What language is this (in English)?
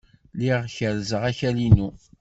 Kabyle